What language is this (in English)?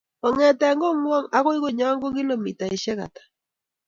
Kalenjin